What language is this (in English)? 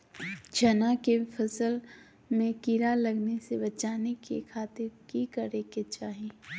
Magahi